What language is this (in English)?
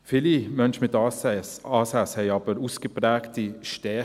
Swiss German